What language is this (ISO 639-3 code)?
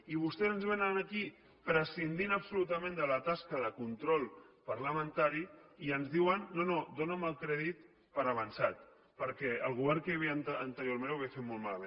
cat